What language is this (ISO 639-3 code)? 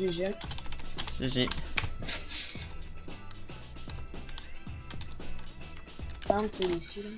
fra